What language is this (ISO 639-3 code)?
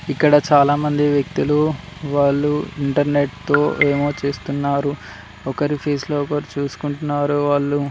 tel